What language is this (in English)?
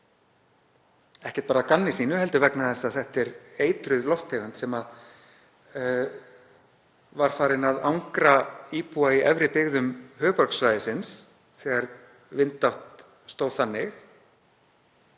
Icelandic